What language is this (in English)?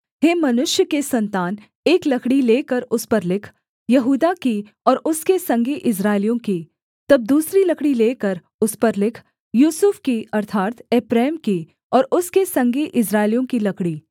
Hindi